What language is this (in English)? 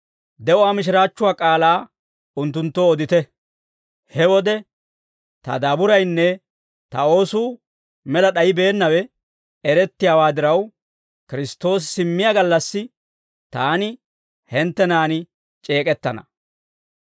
Dawro